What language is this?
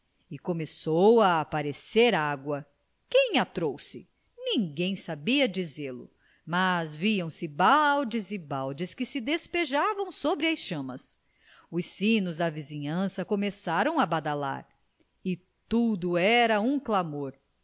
Portuguese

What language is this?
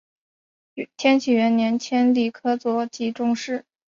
Chinese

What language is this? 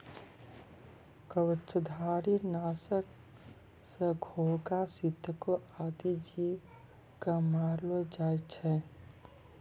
Maithili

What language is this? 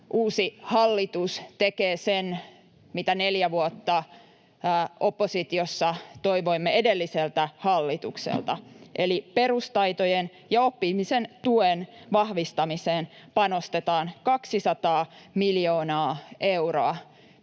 Finnish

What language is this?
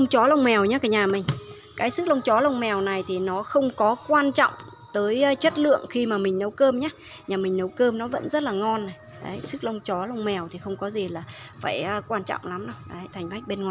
Vietnamese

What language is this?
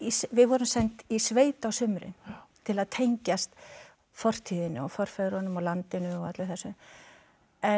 Icelandic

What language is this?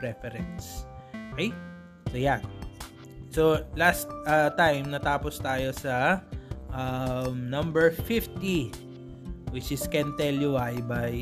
Filipino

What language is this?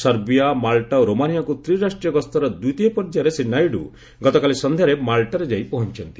Odia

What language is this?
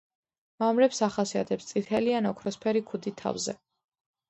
Georgian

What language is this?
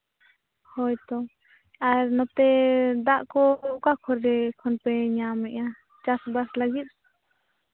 Santali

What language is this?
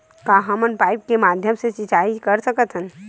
Chhattisgarhi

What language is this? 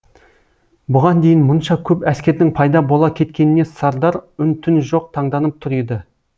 Kazakh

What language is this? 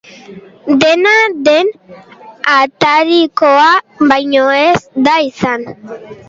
Basque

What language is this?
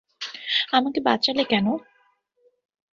Bangla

